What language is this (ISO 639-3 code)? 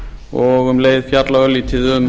isl